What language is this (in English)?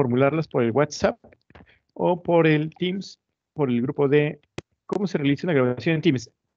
Spanish